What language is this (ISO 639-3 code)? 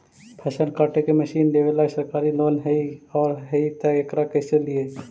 mag